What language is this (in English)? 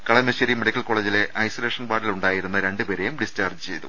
Malayalam